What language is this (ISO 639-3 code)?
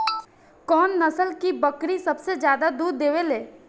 bho